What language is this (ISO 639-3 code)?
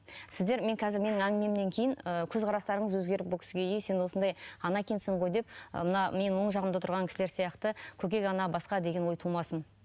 kaz